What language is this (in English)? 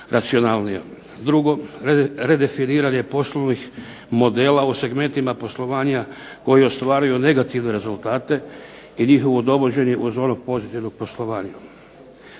Croatian